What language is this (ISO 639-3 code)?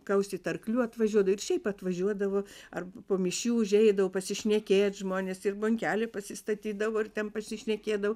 lit